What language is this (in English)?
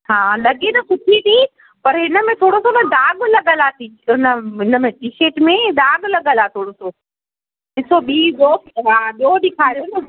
Sindhi